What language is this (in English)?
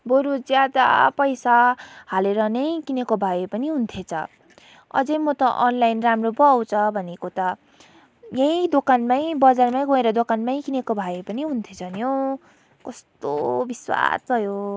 Nepali